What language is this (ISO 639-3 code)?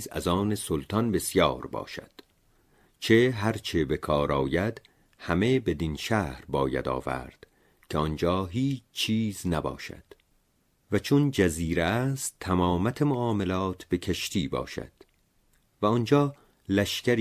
fas